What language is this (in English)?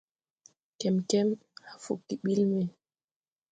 Tupuri